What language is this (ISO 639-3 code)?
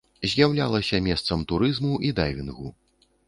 bel